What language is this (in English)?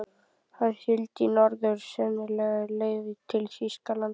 Icelandic